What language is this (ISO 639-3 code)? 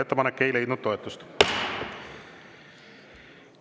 est